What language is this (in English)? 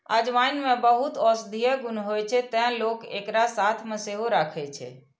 Maithili